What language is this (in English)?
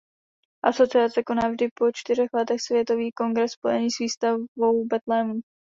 Czech